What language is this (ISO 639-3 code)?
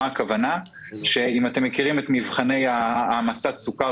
heb